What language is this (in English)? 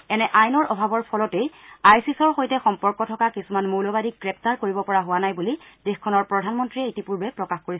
Assamese